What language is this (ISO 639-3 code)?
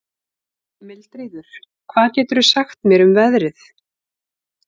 isl